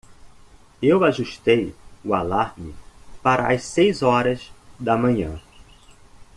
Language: Portuguese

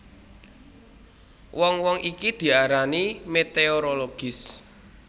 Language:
Javanese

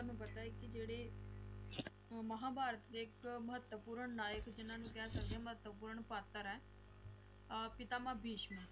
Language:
Punjabi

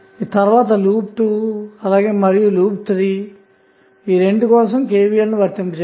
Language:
Telugu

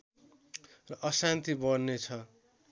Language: Nepali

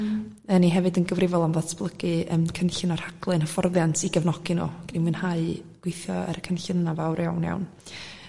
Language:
Welsh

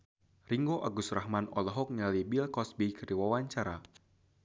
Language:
Sundanese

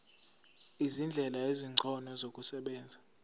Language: Zulu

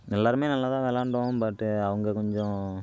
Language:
Tamil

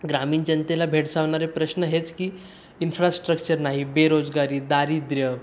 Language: Marathi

